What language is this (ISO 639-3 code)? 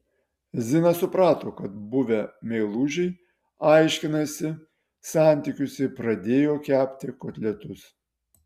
lit